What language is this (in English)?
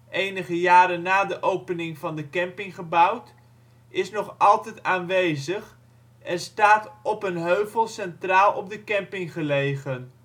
Dutch